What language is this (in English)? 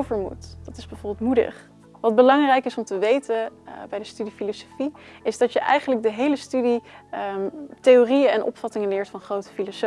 Dutch